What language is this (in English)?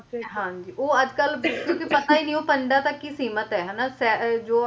Punjabi